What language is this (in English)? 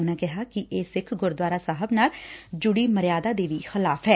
Punjabi